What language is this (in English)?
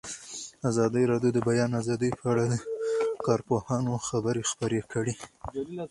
Pashto